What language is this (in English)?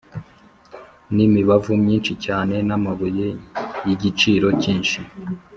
Kinyarwanda